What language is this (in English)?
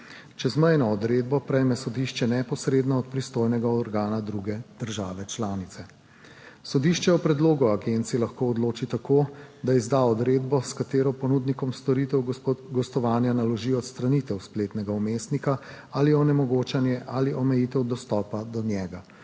Slovenian